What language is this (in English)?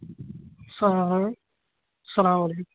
Kashmiri